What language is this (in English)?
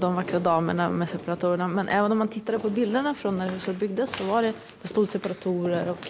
Swedish